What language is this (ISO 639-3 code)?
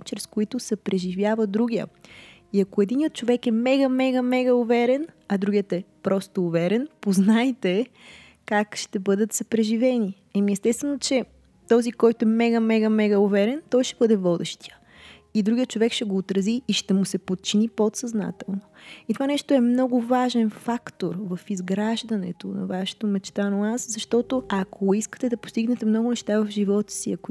bul